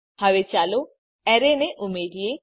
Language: Gujarati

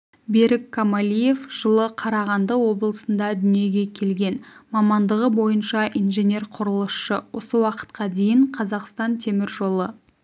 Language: Kazakh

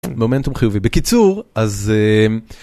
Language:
Hebrew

